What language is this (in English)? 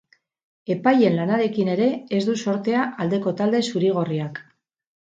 Basque